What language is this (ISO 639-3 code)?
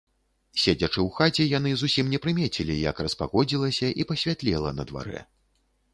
bel